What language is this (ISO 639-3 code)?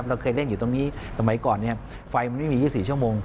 tha